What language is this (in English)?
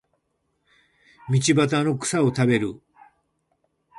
Japanese